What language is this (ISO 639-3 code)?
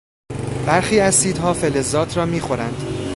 fas